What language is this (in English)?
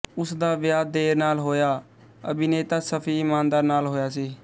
Punjabi